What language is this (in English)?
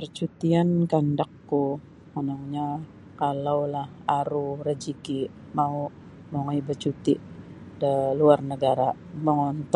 Sabah Bisaya